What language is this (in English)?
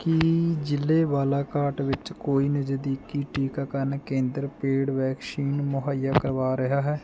Punjabi